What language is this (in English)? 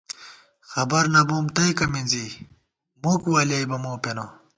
Gawar-Bati